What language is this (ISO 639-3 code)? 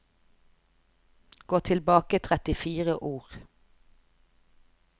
nor